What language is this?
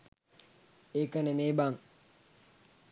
Sinhala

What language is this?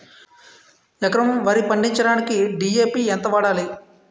Telugu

